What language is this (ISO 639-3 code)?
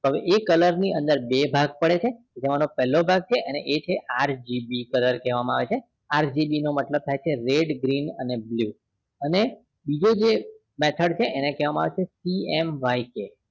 guj